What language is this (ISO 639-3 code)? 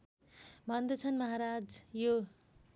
nep